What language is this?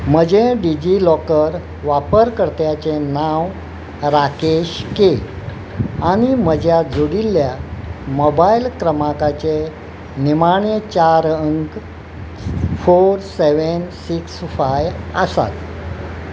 Konkani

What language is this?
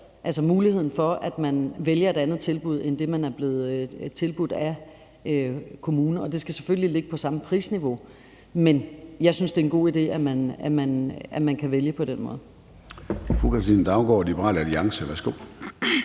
Danish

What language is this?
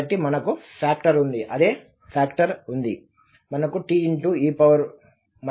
Telugu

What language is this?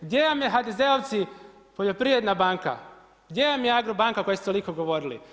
Croatian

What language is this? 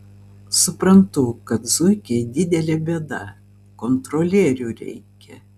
Lithuanian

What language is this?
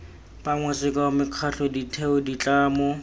Tswana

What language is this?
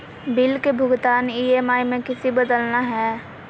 Magahi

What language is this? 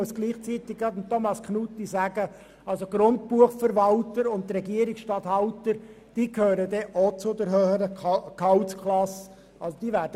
Swiss German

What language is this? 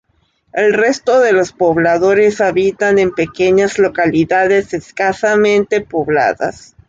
Spanish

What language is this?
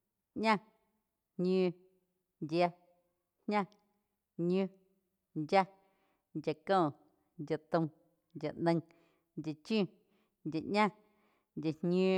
Quiotepec Chinantec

